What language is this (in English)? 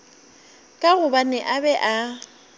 Northern Sotho